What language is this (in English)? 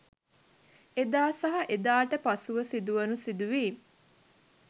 Sinhala